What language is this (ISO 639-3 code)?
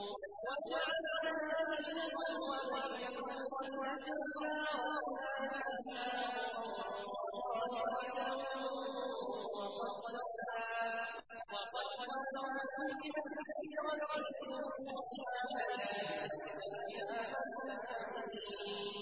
ara